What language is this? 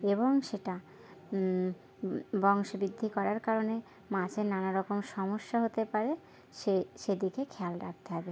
Bangla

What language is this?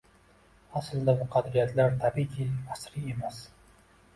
Uzbek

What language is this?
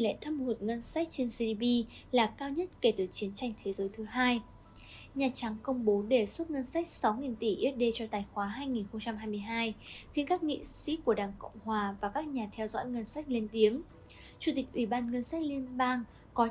Vietnamese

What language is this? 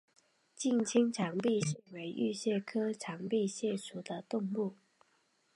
Chinese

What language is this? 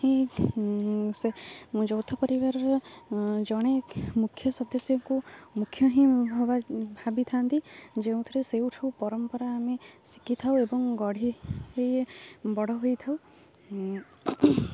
Odia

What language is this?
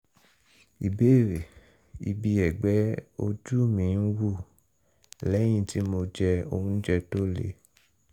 Yoruba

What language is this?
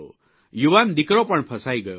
Gujarati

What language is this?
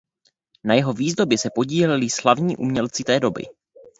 Czech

